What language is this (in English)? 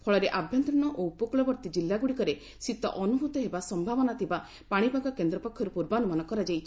Odia